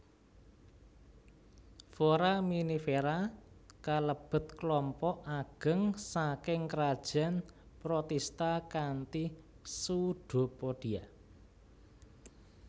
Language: Javanese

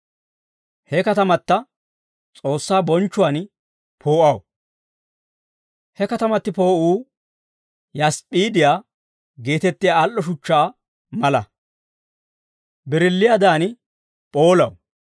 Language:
Dawro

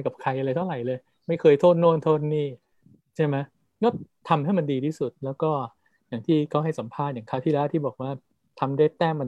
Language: Thai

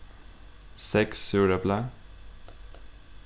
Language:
Faroese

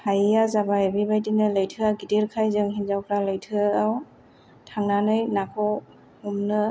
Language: Bodo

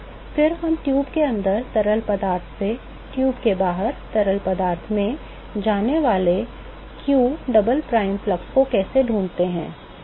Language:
Hindi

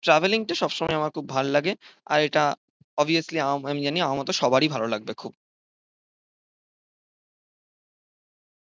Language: Bangla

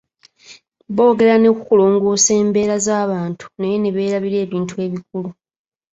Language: Ganda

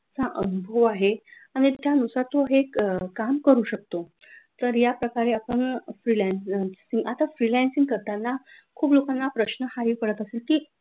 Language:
Marathi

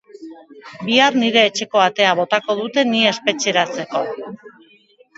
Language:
Basque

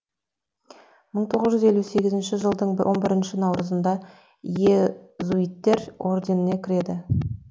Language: Kazakh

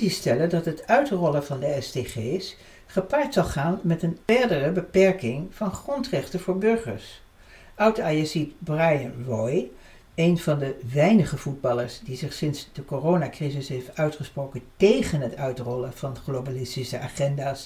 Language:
Dutch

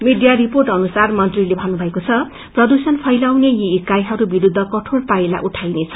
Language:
Nepali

